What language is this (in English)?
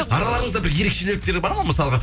Kazakh